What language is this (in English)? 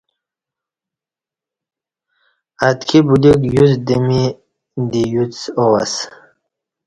Kati